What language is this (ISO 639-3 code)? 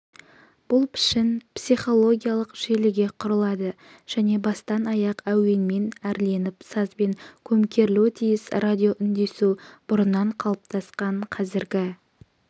kaz